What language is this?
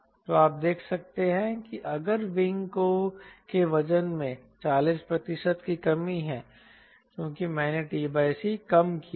Hindi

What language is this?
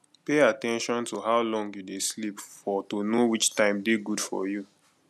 Nigerian Pidgin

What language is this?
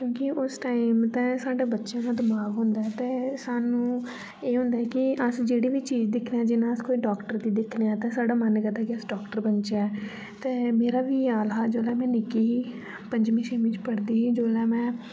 Dogri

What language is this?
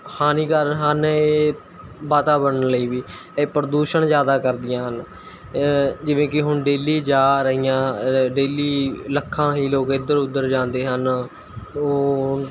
Punjabi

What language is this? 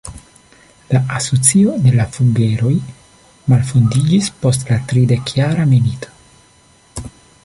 Esperanto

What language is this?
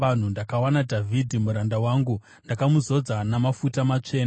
Shona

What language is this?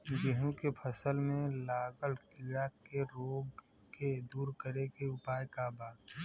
Bhojpuri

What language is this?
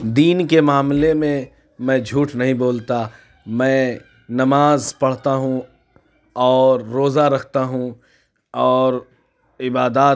Urdu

